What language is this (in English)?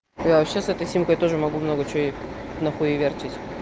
Russian